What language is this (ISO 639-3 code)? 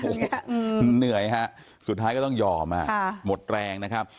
tha